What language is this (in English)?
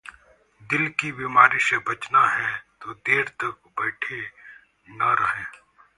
Hindi